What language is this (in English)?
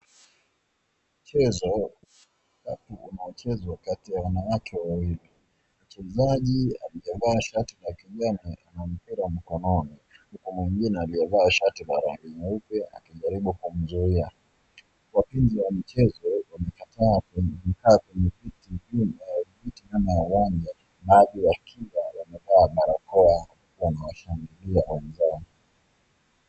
Swahili